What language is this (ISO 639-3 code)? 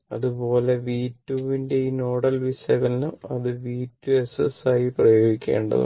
mal